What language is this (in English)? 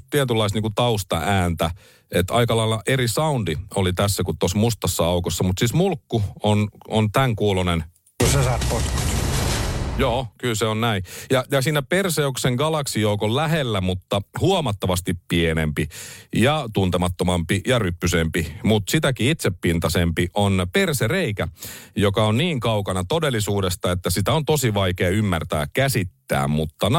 Finnish